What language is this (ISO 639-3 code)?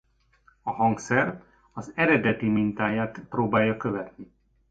hun